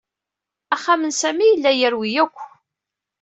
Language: Kabyle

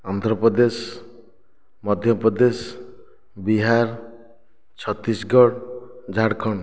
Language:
Odia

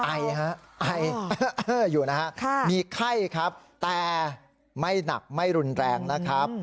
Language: Thai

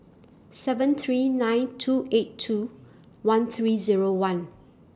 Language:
English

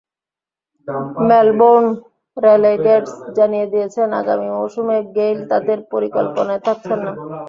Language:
Bangla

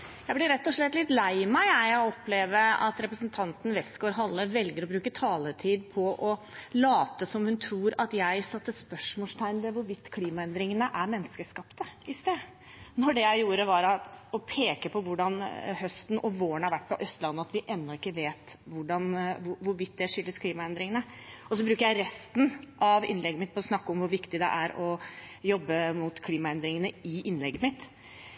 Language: Norwegian Bokmål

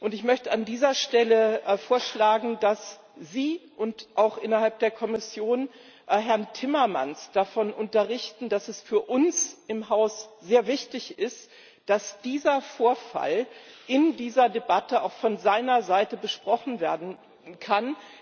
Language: German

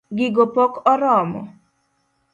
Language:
Luo (Kenya and Tanzania)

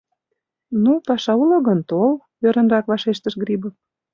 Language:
Mari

